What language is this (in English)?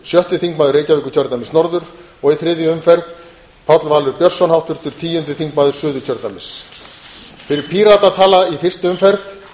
Icelandic